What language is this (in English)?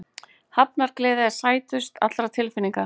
Icelandic